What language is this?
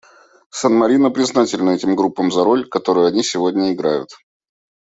Russian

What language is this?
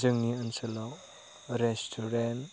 Bodo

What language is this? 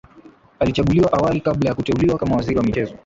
Swahili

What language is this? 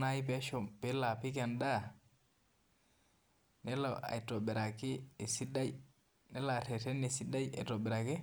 Masai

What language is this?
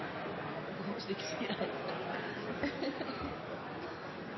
Norwegian Nynorsk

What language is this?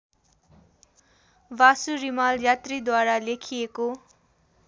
Nepali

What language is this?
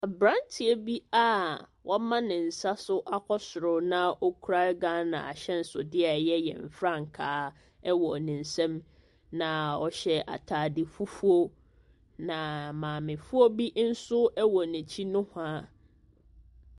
Akan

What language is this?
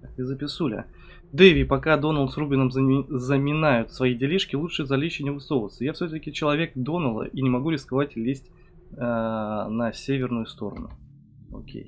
Russian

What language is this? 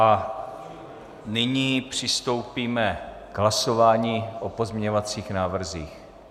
Czech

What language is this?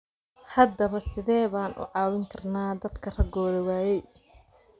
Somali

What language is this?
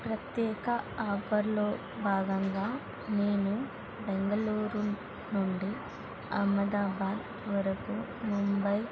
Telugu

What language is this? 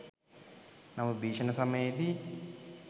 Sinhala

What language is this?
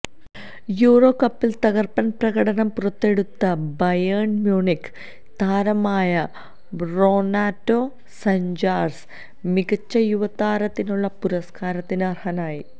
Malayalam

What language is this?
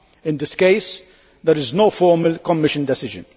English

